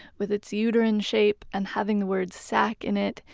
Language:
English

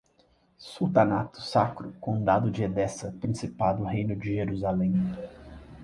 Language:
Portuguese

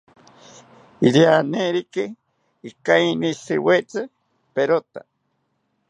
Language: South Ucayali Ashéninka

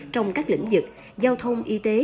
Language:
Vietnamese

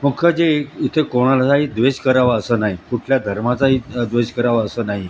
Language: Marathi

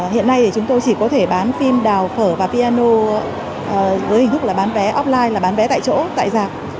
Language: Vietnamese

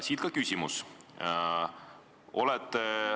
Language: Estonian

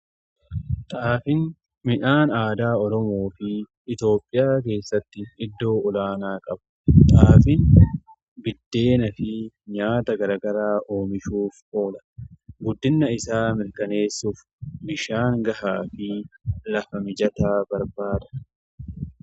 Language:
Oromo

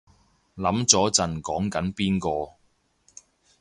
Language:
Cantonese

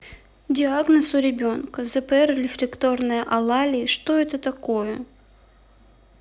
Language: Russian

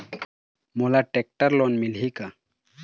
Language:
Chhattisgarhi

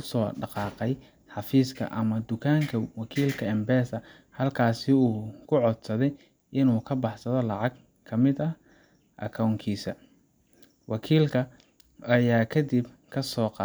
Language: Somali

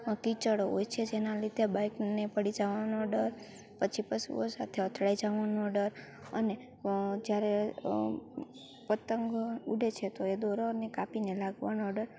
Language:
Gujarati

